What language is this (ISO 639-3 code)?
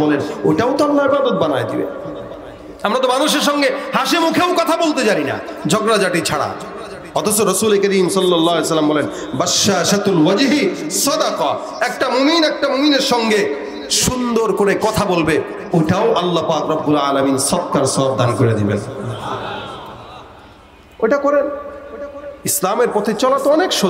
ara